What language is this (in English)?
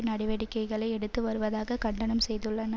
Tamil